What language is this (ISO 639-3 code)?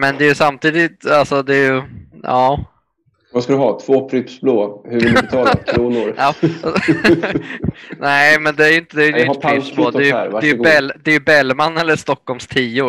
swe